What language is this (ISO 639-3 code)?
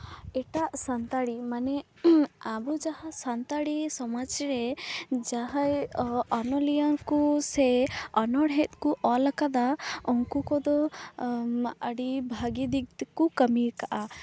sat